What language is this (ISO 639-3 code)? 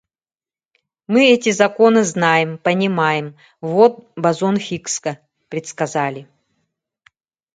sah